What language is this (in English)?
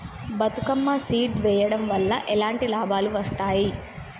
Telugu